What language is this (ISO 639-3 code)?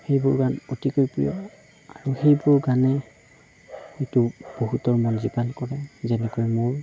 asm